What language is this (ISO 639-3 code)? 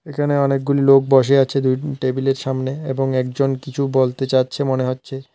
ben